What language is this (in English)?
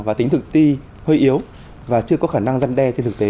Vietnamese